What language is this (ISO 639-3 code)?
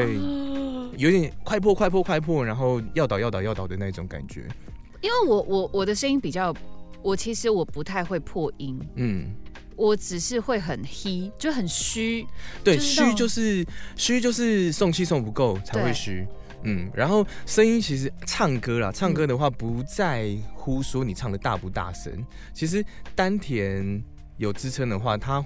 zho